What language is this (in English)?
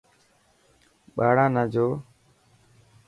Dhatki